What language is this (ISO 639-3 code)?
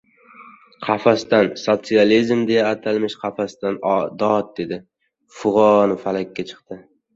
uzb